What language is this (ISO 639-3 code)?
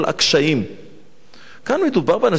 heb